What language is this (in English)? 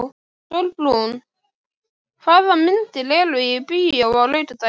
Icelandic